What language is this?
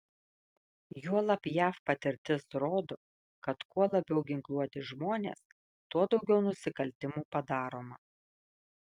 Lithuanian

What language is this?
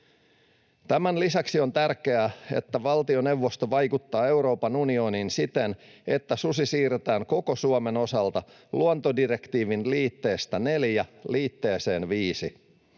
Finnish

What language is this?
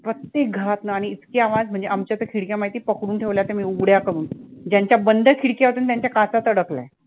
Marathi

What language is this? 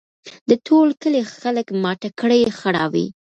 Pashto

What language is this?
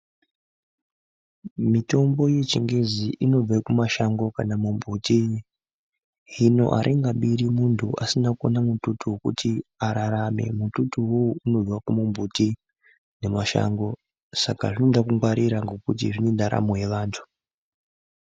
Ndau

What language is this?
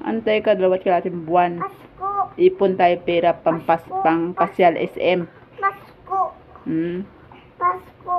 Filipino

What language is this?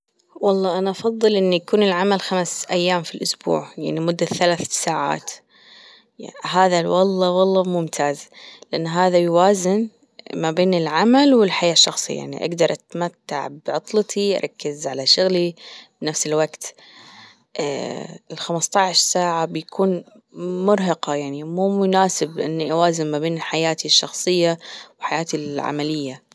Gulf Arabic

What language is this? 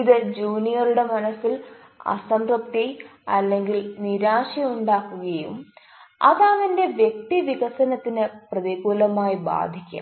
Malayalam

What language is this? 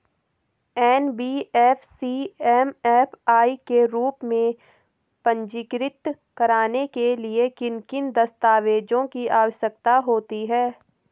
Hindi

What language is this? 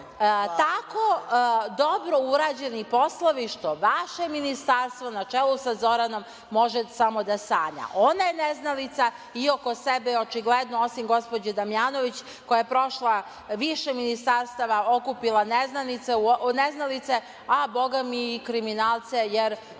Serbian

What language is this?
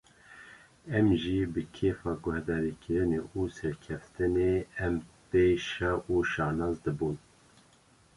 Kurdish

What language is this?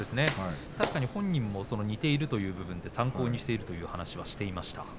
Japanese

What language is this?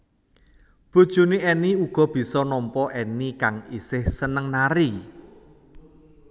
Javanese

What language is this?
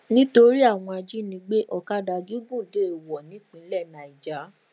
Yoruba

